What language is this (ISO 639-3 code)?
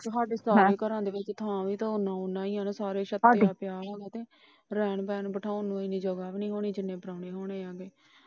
pan